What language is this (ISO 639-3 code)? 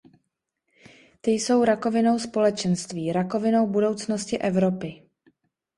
ces